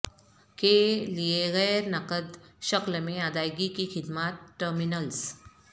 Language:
Urdu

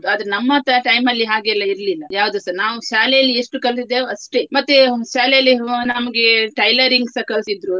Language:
Kannada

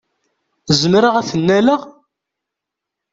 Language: Kabyle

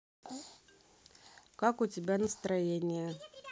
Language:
Russian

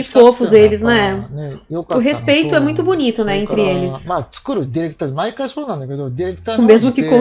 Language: Portuguese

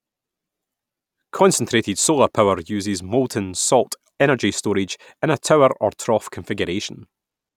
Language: English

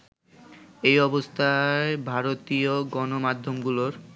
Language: Bangla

